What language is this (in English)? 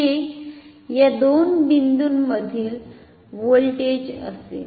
Marathi